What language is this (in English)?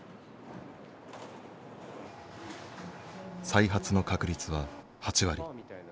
Japanese